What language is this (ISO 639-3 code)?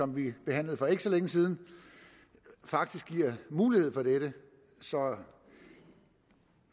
dan